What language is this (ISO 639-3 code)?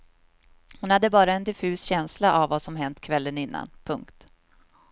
swe